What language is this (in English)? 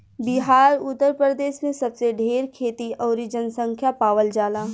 Bhojpuri